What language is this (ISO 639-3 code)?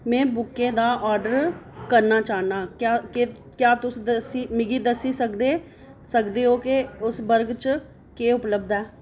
doi